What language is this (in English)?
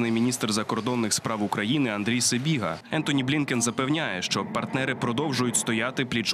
Ukrainian